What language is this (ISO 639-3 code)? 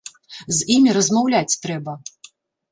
bel